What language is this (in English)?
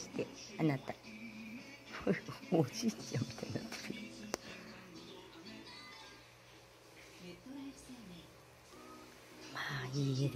Japanese